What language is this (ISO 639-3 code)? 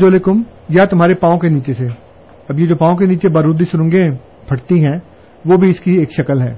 urd